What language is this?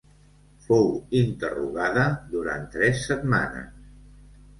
Catalan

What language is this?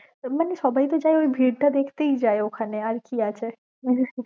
Bangla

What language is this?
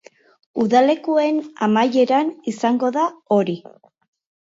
Basque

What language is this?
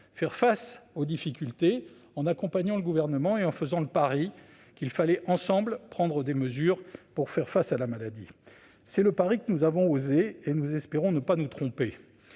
French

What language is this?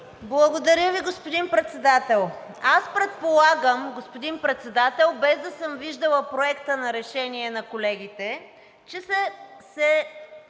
Bulgarian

